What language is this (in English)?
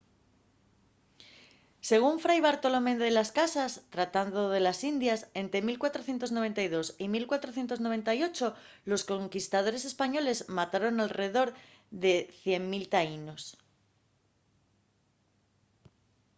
Asturian